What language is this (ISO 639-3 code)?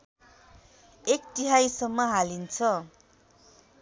nep